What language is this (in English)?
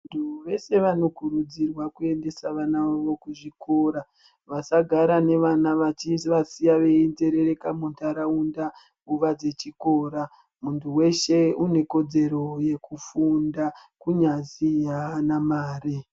Ndau